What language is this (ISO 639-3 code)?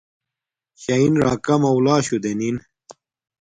dmk